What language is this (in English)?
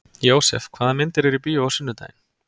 Icelandic